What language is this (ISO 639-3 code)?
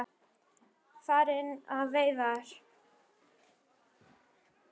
isl